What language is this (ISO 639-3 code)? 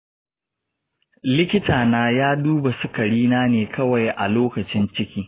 hau